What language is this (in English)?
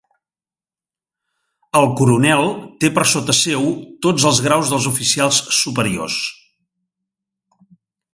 Catalan